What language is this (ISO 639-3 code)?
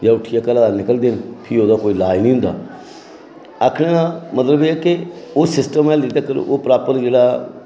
doi